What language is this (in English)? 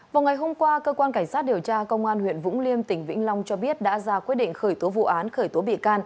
Vietnamese